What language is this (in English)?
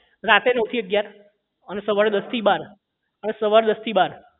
Gujarati